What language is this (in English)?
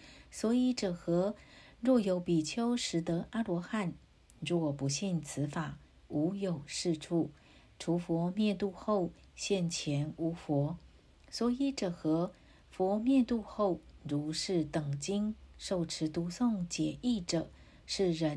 Chinese